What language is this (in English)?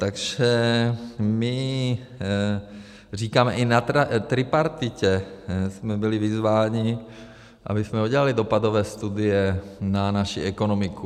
Czech